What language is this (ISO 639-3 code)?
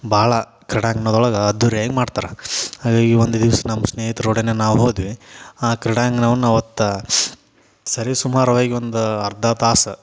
kan